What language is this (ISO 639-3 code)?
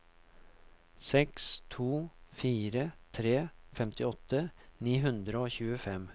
nor